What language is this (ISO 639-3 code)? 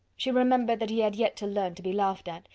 eng